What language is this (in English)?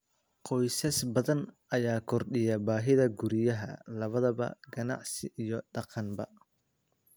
Somali